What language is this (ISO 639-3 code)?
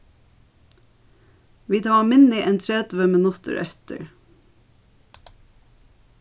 fao